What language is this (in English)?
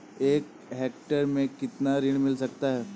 Hindi